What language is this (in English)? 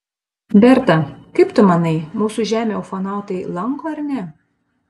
Lithuanian